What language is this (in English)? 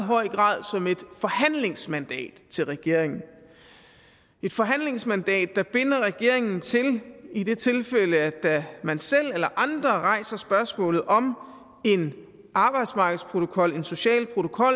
Danish